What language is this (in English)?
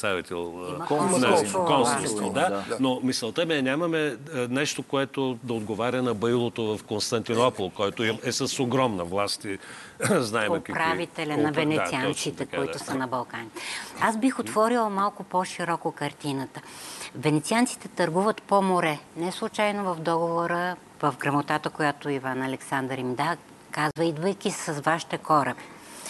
Bulgarian